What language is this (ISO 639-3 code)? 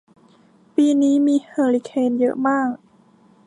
tha